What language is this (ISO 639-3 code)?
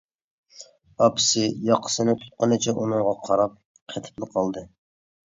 uig